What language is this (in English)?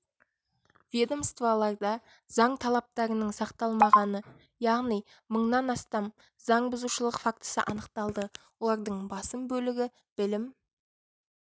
Kazakh